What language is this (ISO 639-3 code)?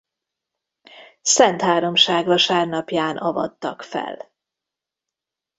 hun